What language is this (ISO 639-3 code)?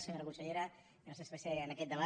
cat